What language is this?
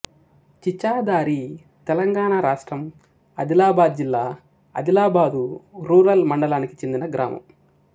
Telugu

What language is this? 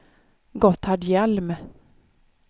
Swedish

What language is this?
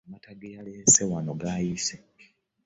Ganda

